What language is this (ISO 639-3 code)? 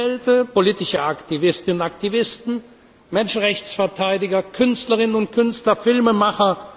deu